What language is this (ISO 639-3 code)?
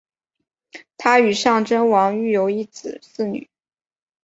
zho